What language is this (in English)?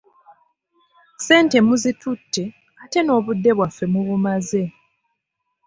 Ganda